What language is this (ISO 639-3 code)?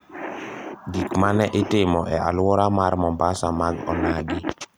luo